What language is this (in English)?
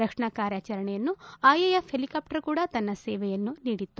Kannada